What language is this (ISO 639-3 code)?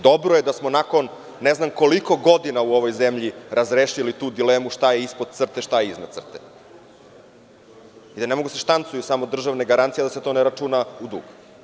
srp